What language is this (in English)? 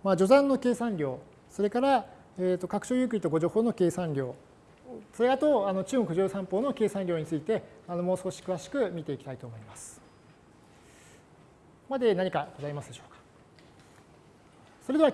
Japanese